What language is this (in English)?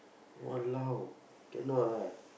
English